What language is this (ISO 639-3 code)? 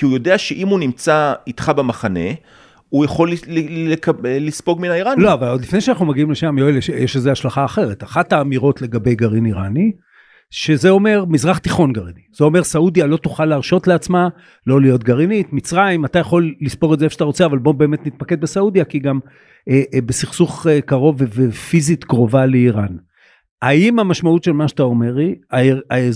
heb